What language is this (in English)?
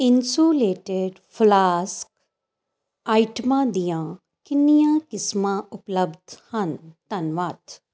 Punjabi